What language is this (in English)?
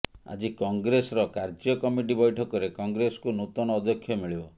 Odia